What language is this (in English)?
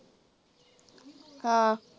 Punjabi